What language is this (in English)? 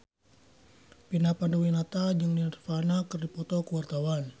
Sundanese